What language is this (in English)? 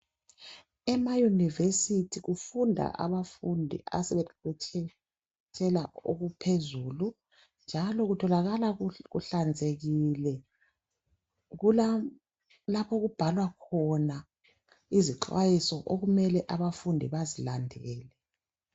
North Ndebele